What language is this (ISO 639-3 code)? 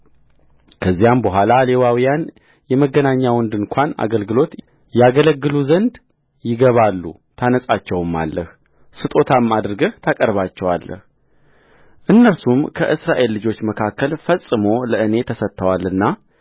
amh